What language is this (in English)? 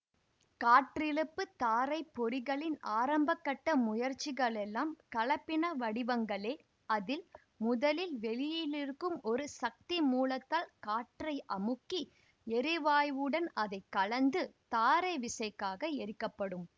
Tamil